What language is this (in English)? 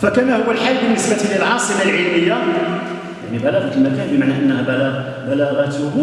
Arabic